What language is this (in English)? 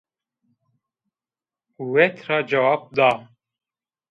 Zaza